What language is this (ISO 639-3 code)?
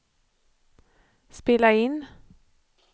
swe